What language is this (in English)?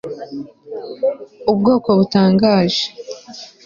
Kinyarwanda